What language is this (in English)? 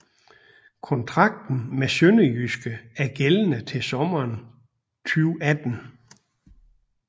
Danish